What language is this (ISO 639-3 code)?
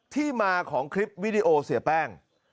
tha